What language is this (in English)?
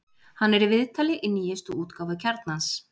Icelandic